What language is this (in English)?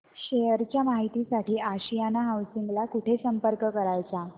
Marathi